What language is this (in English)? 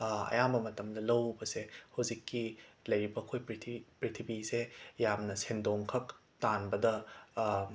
Manipuri